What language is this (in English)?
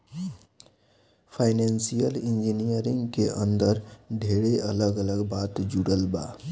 Bhojpuri